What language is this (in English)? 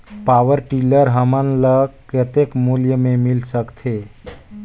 Chhattisgarhi